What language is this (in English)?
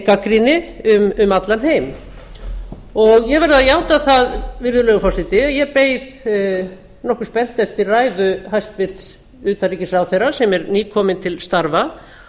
Icelandic